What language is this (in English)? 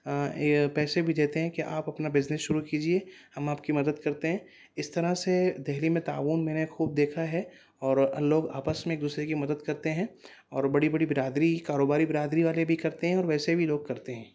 Urdu